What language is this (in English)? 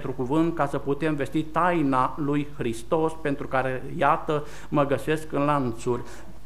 Romanian